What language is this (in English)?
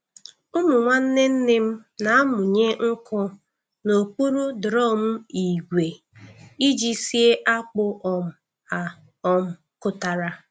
Igbo